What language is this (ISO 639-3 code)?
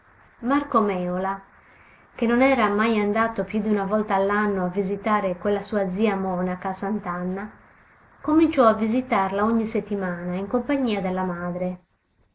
ita